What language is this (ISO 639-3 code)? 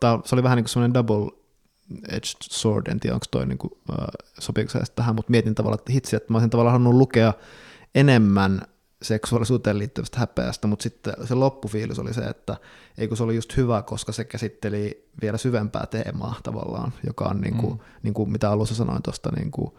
fin